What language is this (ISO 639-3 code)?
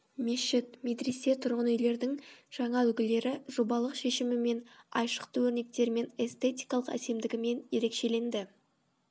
kaz